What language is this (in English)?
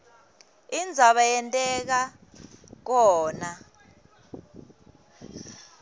Swati